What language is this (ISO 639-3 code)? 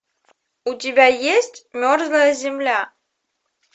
rus